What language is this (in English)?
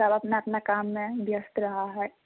Maithili